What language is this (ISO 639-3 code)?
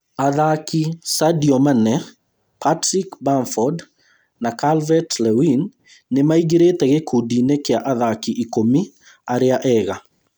kik